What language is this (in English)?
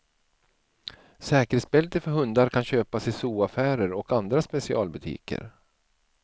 Swedish